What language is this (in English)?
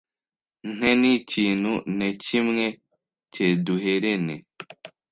Kinyarwanda